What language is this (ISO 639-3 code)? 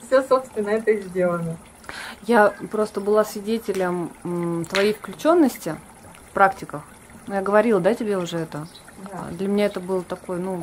rus